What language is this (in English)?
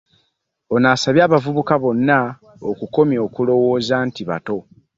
Ganda